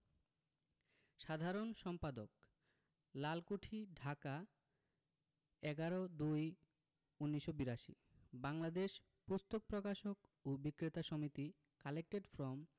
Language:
Bangla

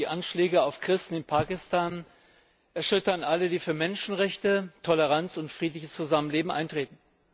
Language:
German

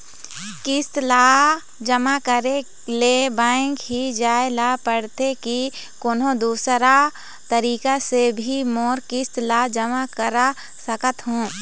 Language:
Chhattisgarhi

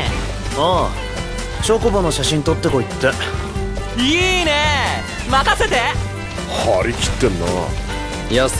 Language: Japanese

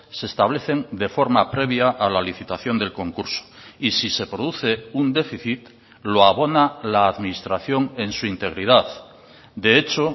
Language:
Spanish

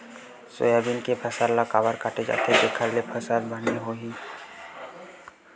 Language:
Chhattisgarhi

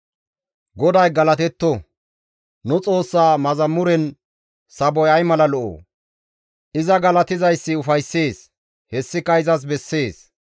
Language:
Gamo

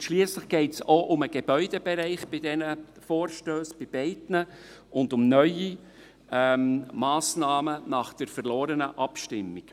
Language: Swiss German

